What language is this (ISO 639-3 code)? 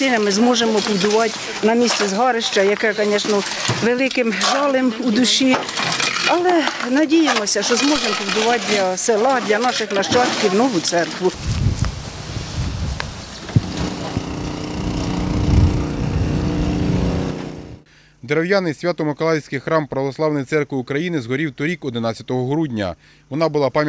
ukr